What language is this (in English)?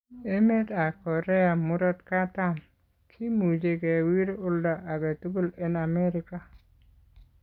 Kalenjin